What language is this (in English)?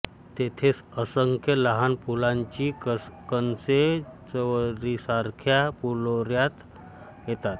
Marathi